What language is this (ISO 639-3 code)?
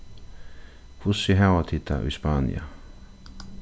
fao